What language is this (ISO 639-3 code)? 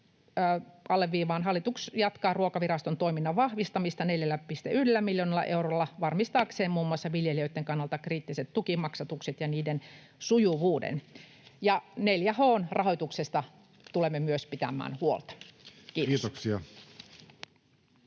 fin